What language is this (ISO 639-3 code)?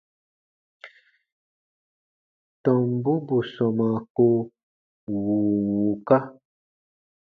bba